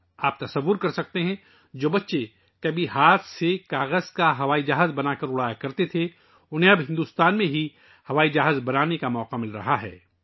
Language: Urdu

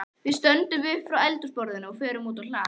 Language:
Icelandic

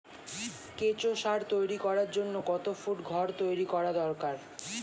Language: Bangla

